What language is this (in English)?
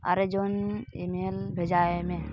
Santali